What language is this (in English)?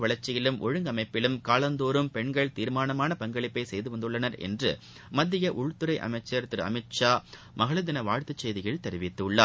Tamil